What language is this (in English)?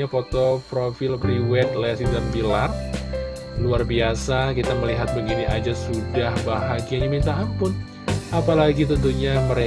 Indonesian